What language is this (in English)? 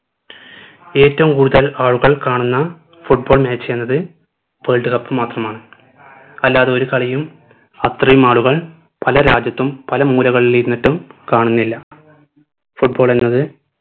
Malayalam